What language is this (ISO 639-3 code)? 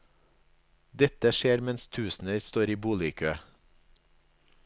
nor